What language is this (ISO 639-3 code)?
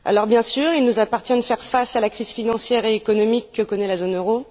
fra